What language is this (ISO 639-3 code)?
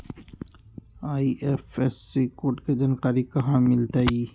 mag